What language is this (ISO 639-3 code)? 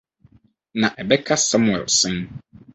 aka